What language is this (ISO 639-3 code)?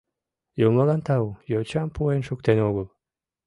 chm